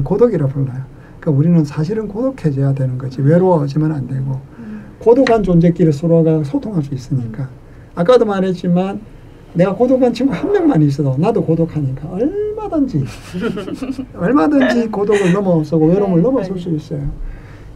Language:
Korean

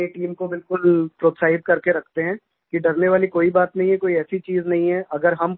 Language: Hindi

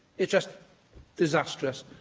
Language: English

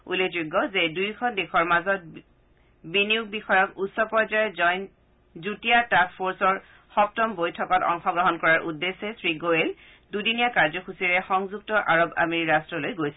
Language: Assamese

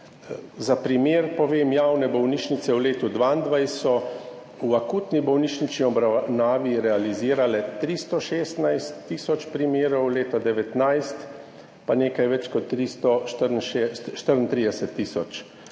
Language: Slovenian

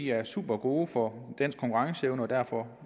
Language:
Danish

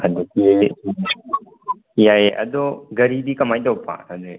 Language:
Manipuri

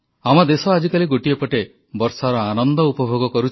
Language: Odia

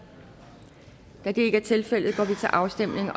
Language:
Danish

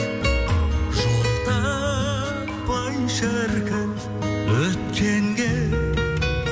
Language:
Kazakh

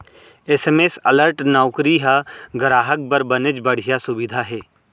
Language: Chhattisgarhi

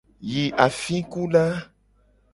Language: Gen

